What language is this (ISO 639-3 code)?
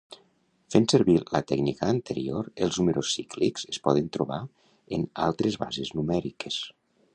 cat